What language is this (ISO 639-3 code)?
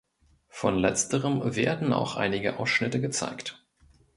deu